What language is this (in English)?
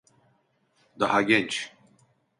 Turkish